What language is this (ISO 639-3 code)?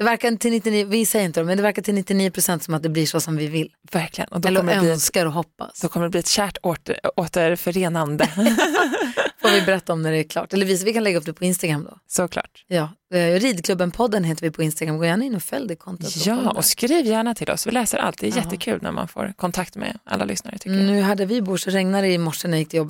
swe